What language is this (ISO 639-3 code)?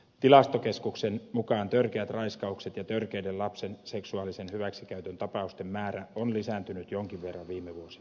fin